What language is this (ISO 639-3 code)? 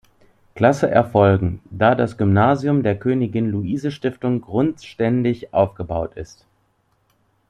deu